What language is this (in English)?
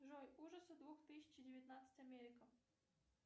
Russian